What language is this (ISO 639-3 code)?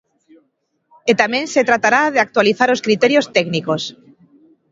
glg